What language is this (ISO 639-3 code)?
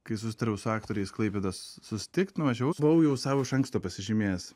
lit